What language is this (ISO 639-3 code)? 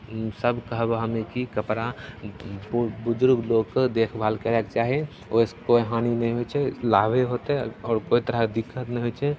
mai